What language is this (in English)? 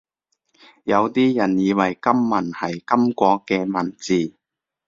Cantonese